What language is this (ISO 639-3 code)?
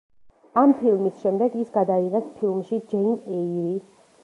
kat